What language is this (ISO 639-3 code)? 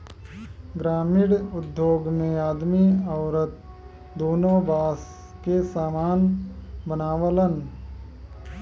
bho